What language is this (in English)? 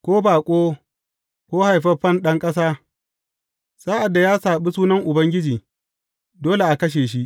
Hausa